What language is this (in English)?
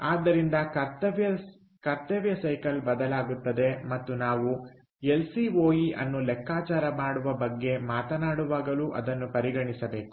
Kannada